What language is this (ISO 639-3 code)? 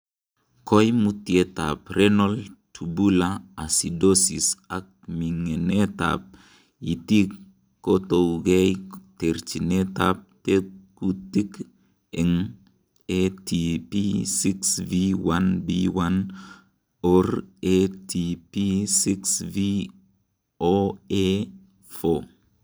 kln